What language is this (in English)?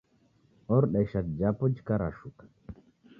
Taita